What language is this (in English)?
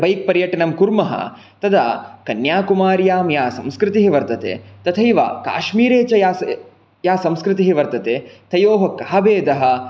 Sanskrit